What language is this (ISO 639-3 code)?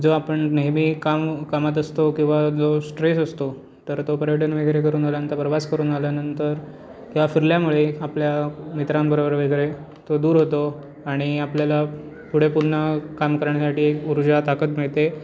mar